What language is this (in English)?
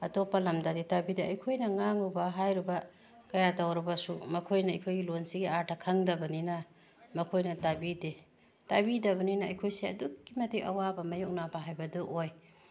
Manipuri